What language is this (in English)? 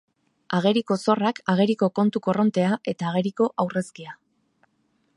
Basque